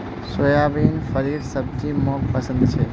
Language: Magahi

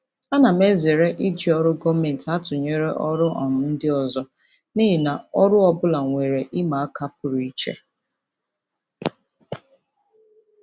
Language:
Igbo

